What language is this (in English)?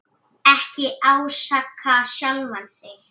Icelandic